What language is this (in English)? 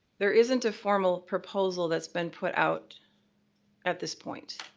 English